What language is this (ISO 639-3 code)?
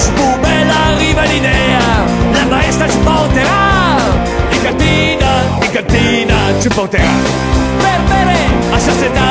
ita